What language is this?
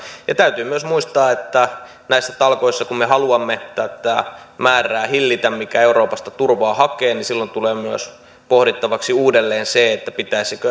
Finnish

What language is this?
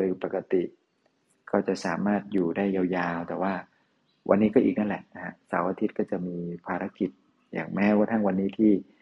Thai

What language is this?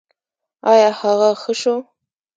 Pashto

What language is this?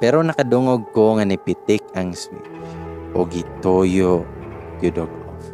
Filipino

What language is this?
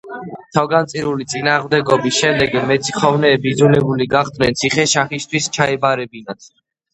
Georgian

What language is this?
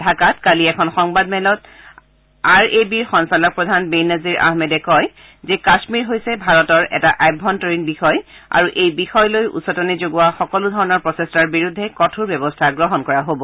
Assamese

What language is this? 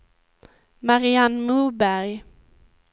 Swedish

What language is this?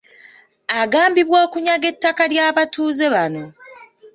Ganda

